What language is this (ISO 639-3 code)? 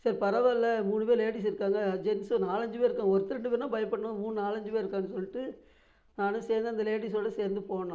tam